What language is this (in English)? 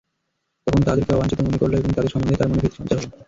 Bangla